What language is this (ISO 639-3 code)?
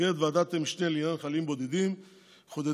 heb